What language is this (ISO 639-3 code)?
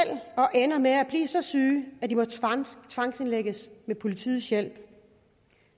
dan